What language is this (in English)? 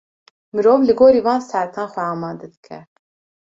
Kurdish